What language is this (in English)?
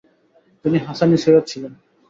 Bangla